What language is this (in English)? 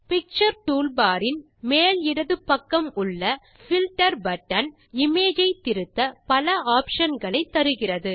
Tamil